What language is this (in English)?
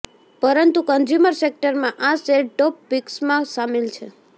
Gujarati